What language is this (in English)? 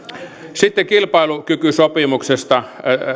Finnish